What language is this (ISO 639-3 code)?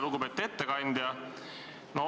est